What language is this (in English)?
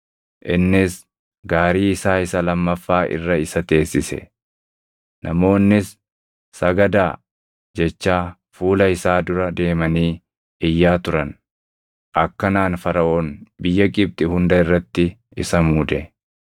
Oromo